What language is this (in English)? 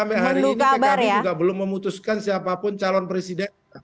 Indonesian